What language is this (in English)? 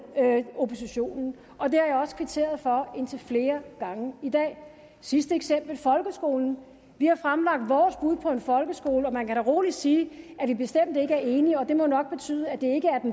Danish